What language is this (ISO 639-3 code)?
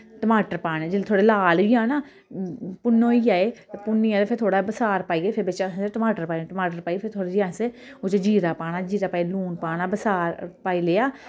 doi